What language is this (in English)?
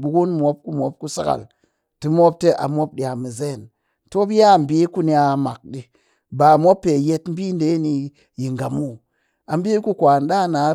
Cakfem-Mushere